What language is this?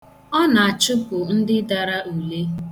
Igbo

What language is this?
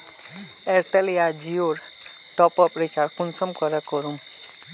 Magahi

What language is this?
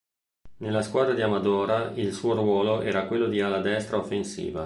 Italian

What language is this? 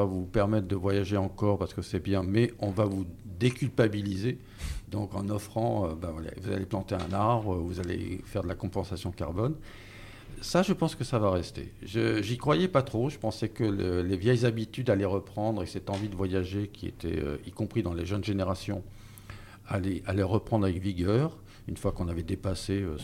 French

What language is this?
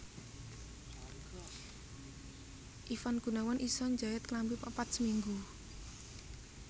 Javanese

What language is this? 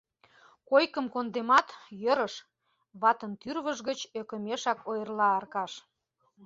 Mari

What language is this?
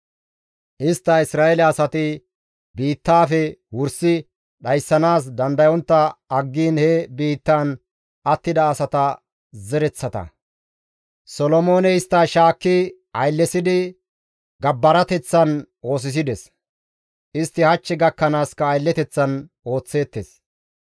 Gamo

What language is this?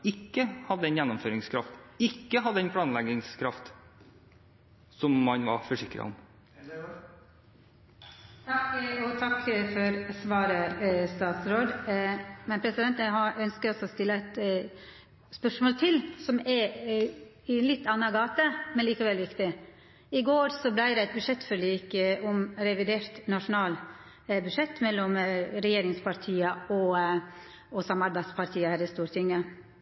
Norwegian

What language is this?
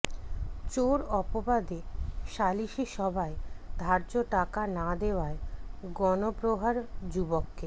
Bangla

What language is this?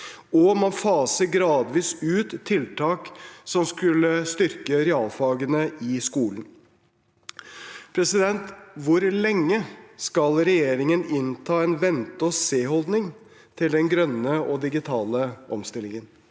Norwegian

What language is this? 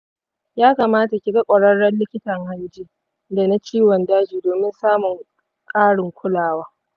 Hausa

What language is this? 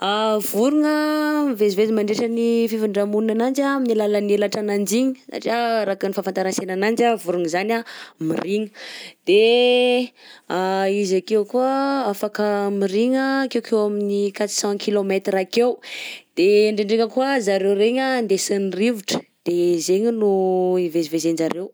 Southern Betsimisaraka Malagasy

